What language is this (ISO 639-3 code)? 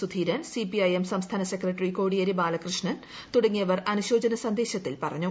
mal